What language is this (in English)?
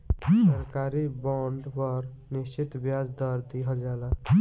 Bhojpuri